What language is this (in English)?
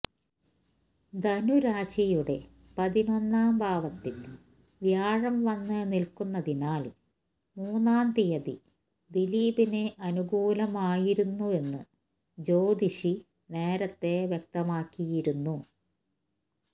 Malayalam